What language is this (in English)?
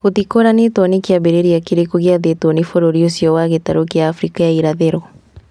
Kikuyu